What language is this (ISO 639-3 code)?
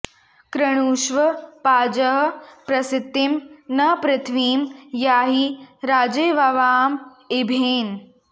san